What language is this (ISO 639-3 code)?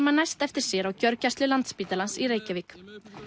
isl